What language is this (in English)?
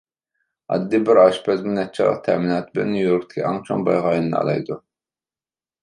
Uyghur